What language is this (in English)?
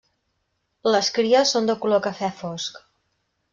Catalan